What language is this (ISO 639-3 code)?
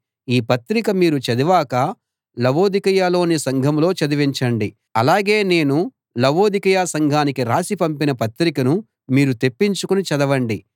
tel